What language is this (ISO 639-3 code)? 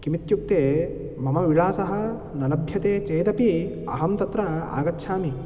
san